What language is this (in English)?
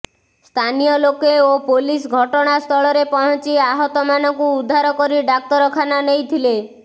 Odia